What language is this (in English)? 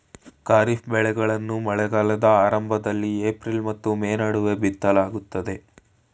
Kannada